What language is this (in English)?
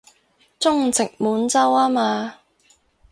Cantonese